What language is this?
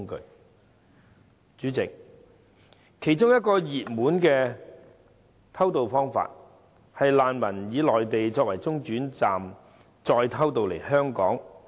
Cantonese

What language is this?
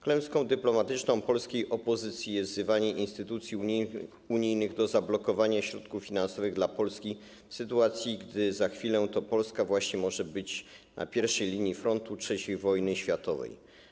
Polish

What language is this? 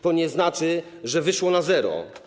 Polish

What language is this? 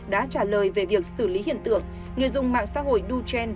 Vietnamese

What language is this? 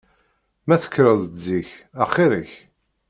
Kabyle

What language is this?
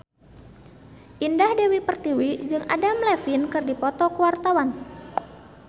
Sundanese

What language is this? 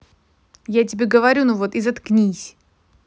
Russian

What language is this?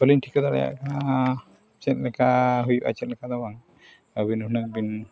Santali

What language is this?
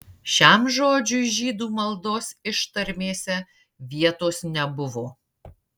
Lithuanian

